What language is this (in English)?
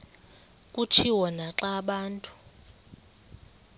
Xhosa